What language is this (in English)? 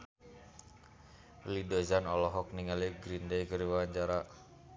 Sundanese